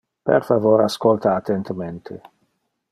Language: Interlingua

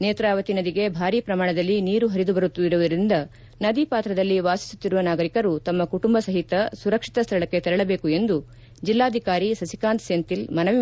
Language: Kannada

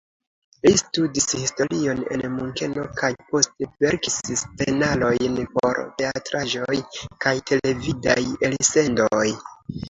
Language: Esperanto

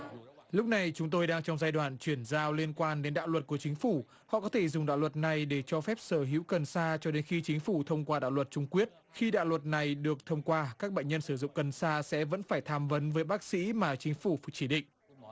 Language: Vietnamese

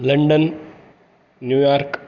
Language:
Sanskrit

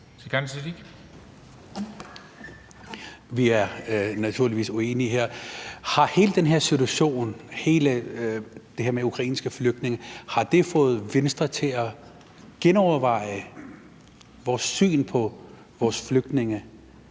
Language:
Danish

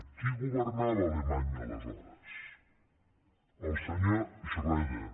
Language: Catalan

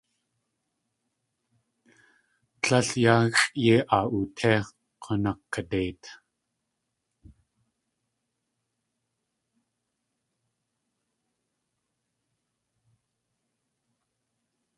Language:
Tlingit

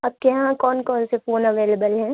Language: Urdu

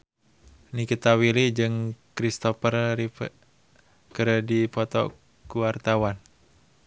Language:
Sundanese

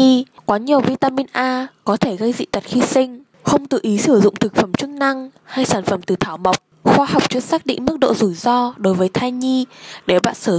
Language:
Vietnamese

